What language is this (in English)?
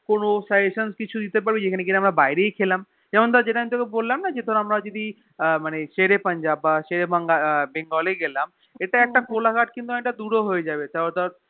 Bangla